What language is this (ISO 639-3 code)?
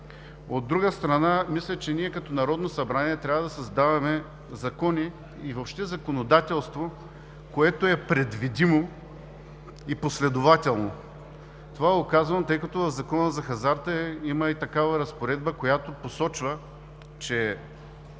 bul